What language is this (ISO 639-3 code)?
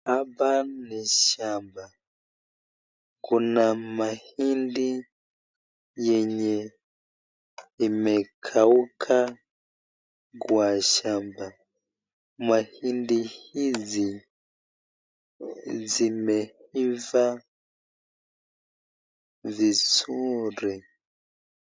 swa